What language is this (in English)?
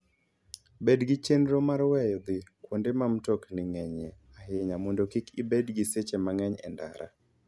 Luo (Kenya and Tanzania)